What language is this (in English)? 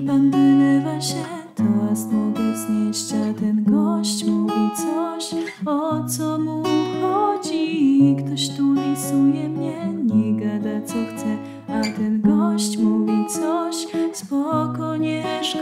Polish